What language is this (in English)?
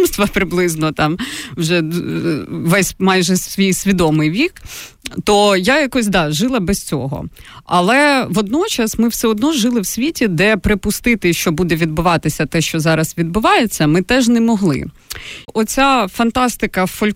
Ukrainian